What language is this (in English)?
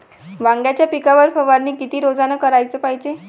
Marathi